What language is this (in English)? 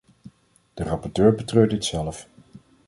Dutch